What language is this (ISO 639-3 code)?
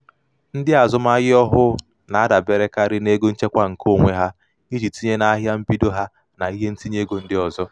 ibo